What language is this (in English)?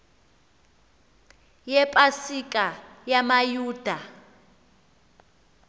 Xhosa